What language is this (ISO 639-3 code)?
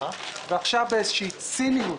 heb